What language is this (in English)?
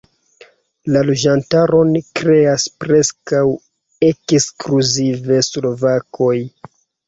Esperanto